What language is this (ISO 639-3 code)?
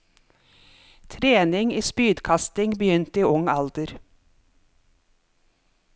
nor